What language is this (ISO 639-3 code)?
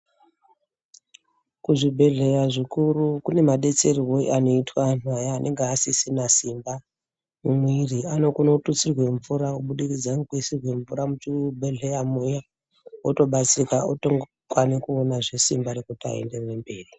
ndc